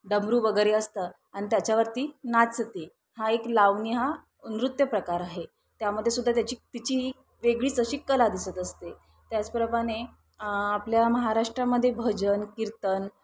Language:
Marathi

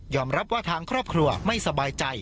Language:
Thai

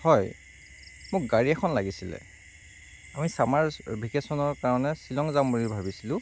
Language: Assamese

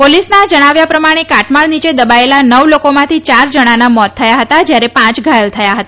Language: Gujarati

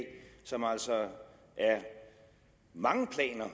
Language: Danish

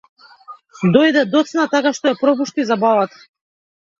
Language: Macedonian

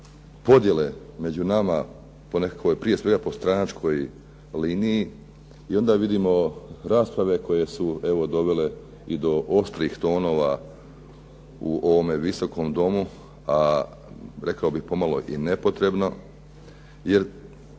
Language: Croatian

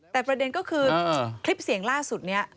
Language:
Thai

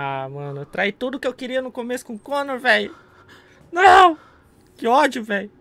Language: Portuguese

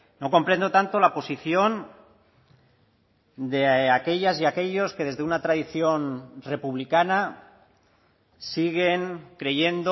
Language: Spanish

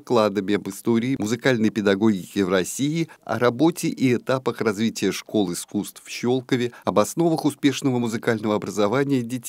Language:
Russian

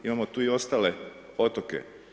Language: Croatian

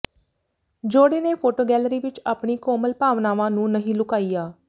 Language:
Punjabi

